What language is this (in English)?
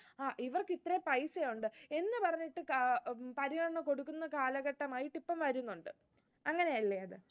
Malayalam